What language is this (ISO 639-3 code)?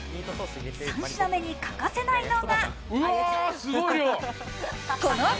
jpn